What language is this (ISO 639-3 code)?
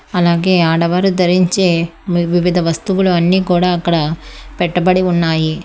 tel